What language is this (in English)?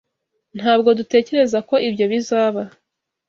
Kinyarwanda